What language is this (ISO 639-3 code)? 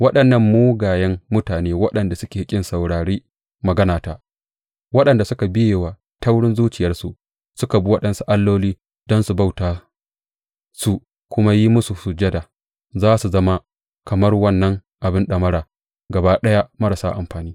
hau